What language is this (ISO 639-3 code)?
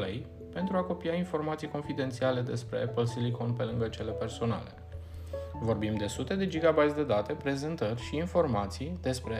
ron